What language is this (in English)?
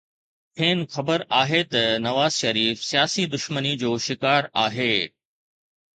Sindhi